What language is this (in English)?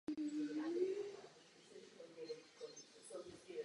Czech